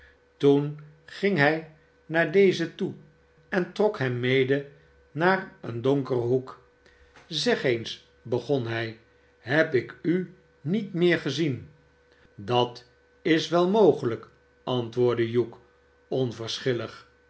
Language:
Dutch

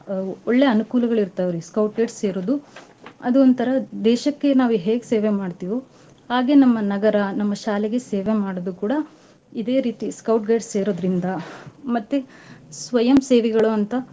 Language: Kannada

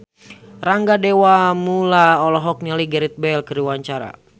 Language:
Sundanese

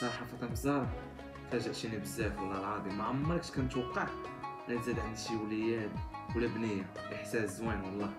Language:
Arabic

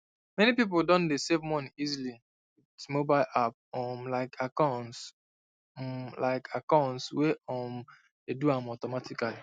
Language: Nigerian Pidgin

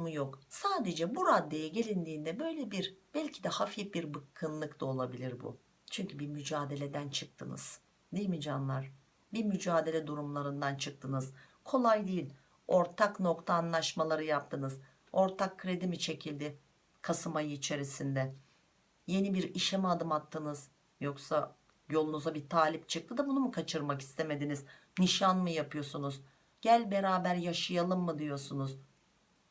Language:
Turkish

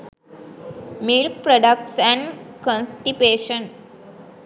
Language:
Sinhala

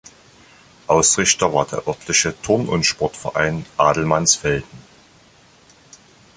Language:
German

